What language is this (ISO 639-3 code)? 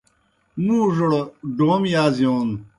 plk